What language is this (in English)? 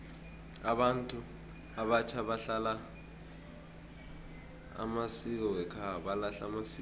South Ndebele